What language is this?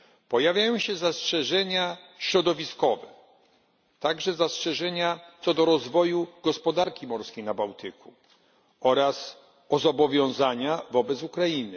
Polish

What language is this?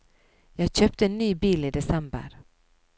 Norwegian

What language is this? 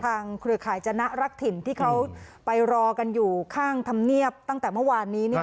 Thai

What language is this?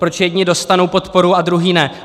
Czech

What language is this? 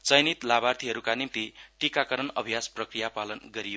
Nepali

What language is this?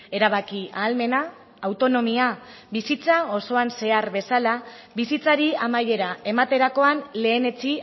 Basque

